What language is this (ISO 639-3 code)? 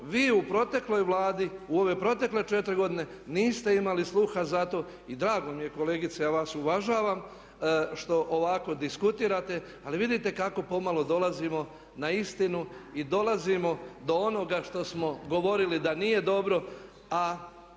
hrv